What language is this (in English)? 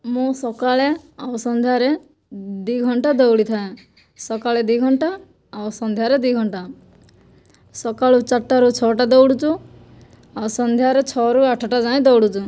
Odia